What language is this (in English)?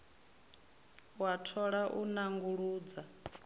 Venda